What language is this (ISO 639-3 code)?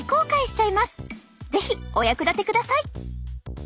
jpn